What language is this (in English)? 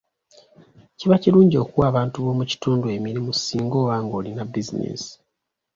Ganda